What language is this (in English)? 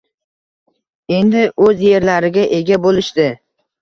Uzbek